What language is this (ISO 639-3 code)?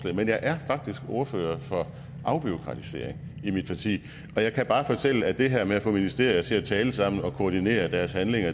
dan